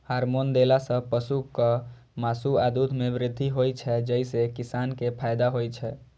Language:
Maithili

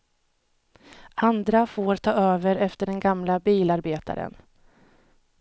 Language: Swedish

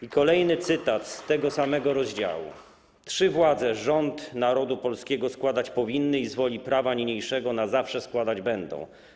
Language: Polish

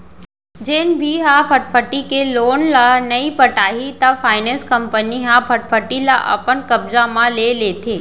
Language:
Chhattisgarhi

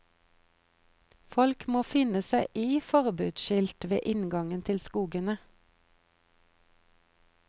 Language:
Norwegian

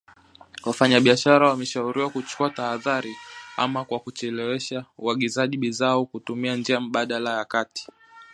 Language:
Swahili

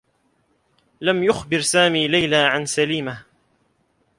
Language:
Arabic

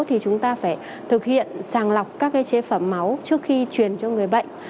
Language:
Vietnamese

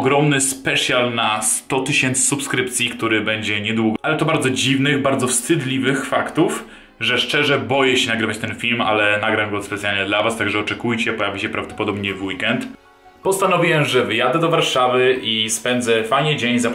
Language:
Polish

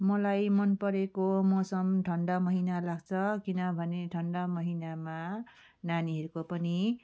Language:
Nepali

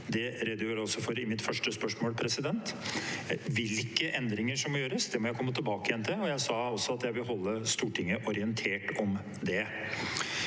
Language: Norwegian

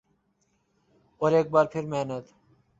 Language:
Urdu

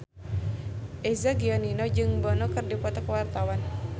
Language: Sundanese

